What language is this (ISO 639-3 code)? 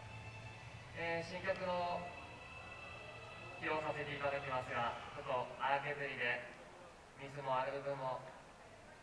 jpn